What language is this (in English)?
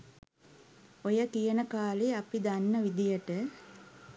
Sinhala